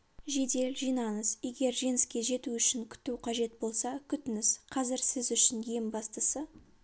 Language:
Kazakh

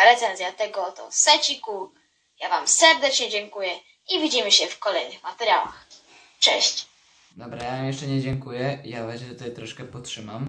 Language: Polish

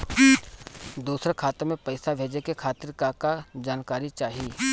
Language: Bhojpuri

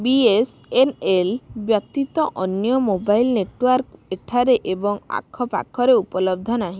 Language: Odia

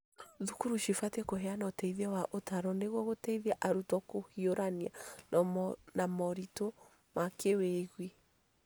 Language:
Kikuyu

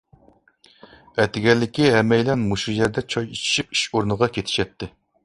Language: Uyghur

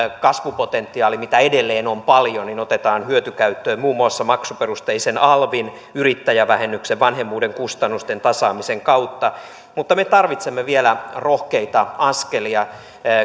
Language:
Finnish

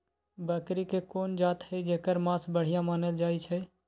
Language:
Magahi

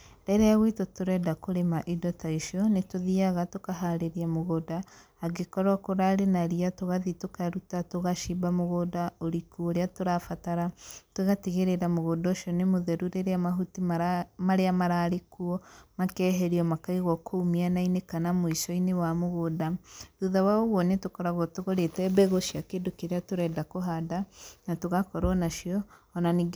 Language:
Kikuyu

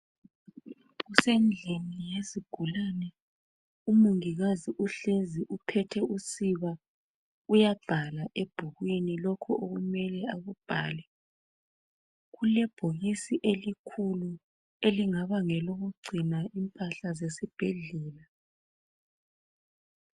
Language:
North Ndebele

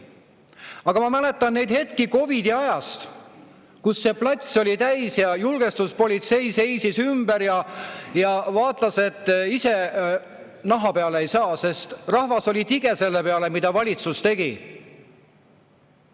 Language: Estonian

